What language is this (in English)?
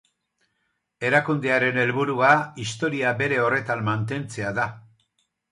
Basque